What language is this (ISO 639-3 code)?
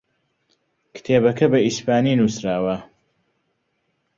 ckb